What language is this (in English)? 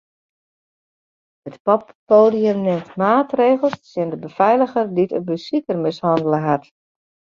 Western Frisian